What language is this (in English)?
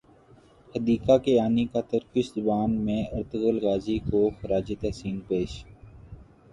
Urdu